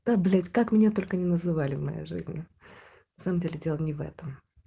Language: Russian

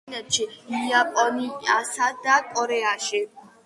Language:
Georgian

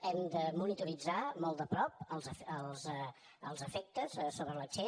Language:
Catalan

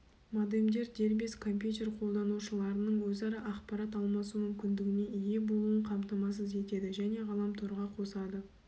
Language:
Kazakh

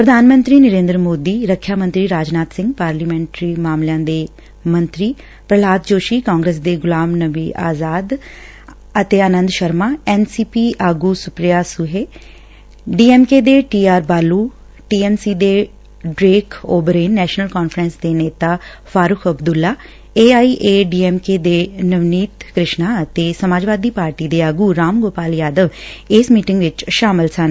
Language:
Punjabi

